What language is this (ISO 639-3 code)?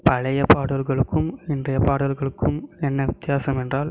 tam